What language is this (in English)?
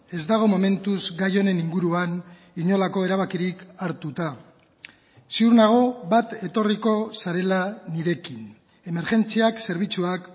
Basque